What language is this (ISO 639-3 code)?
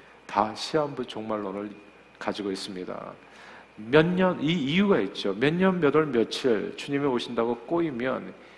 kor